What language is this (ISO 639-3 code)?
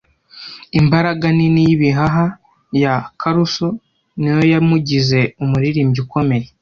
kin